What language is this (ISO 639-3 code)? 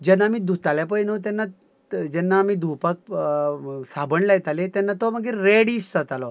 kok